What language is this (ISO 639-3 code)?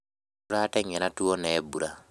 kik